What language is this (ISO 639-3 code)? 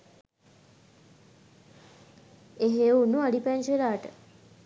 sin